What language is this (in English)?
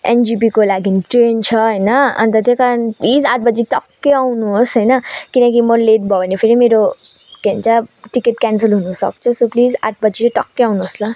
Nepali